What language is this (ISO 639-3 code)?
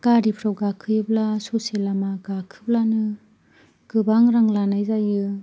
brx